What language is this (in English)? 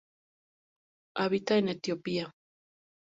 Spanish